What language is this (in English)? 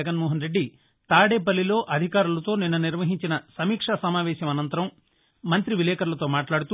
Telugu